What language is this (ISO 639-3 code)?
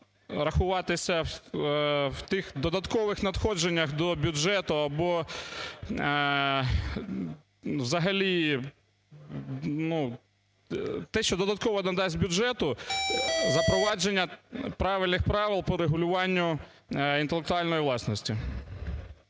ukr